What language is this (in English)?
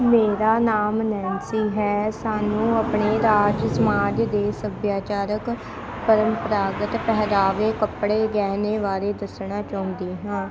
Punjabi